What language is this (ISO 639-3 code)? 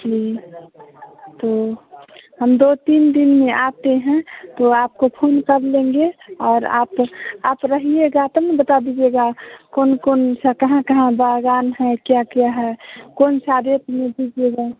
hin